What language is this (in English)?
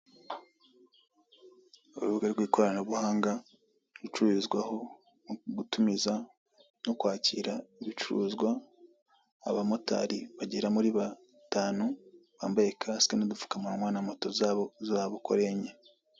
Kinyarwanda